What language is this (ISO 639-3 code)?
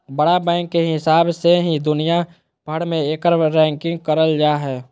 mag